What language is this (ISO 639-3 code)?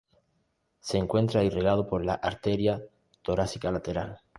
spa